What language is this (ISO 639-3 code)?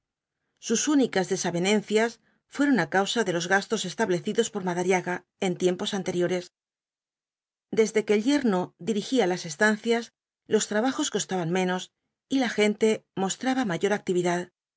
spa